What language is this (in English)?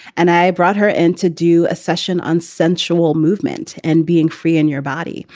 English